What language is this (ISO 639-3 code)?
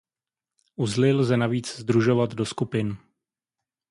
ces